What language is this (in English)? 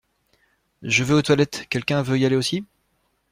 French